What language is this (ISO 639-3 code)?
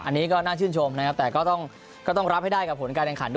tha